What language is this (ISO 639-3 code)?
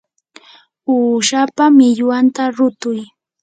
qur